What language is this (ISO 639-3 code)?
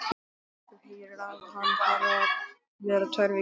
isl